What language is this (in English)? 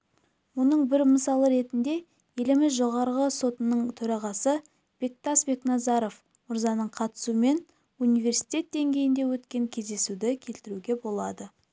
Kazakh